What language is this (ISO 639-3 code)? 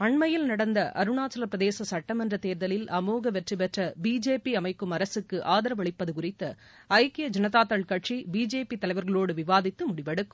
tam